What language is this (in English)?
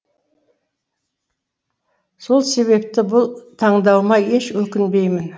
Kazakh